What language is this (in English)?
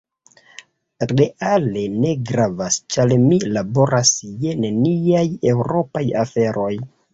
Esperanto